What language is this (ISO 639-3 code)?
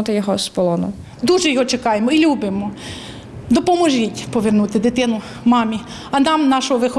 ukr